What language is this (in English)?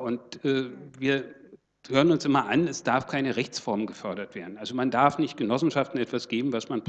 German